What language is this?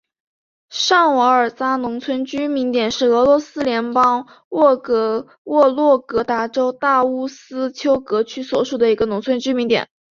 Chinese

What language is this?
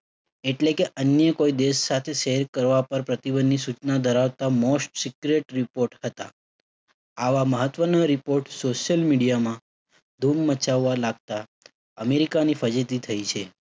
Gujarati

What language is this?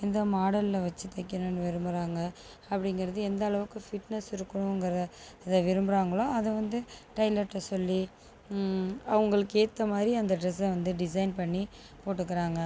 Tamil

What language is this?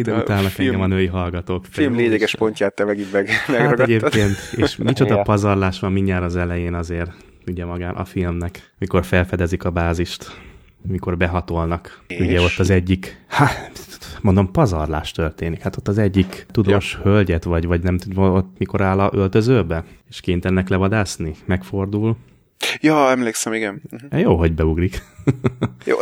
Hungarian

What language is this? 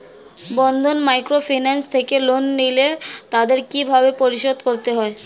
Bangla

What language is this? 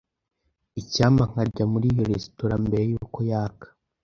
Kinyarwanda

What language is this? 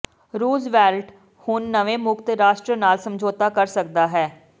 Punjabi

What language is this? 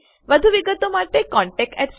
Gujarati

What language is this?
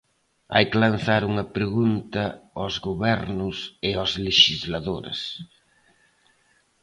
Galician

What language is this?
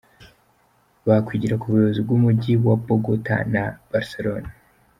Kinyarwanda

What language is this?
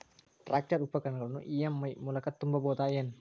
Kannada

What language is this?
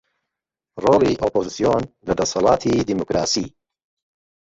Central Kurdish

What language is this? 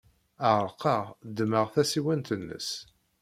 Kabyle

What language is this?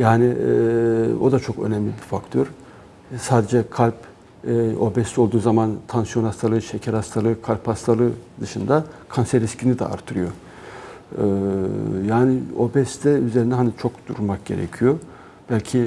Turkish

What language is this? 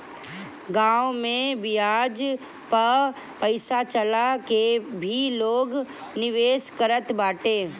Bhojpuri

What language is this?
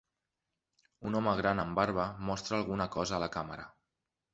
Catalan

